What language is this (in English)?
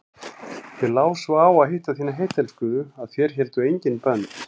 Icelandic